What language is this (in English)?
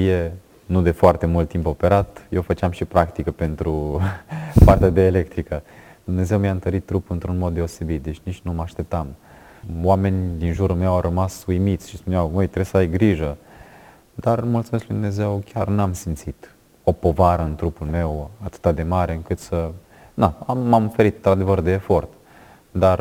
Romanian